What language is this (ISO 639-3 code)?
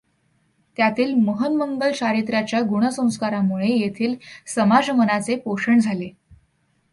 mar